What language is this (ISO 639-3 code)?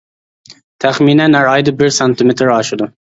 uig